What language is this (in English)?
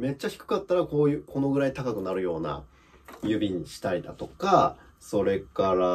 Japanese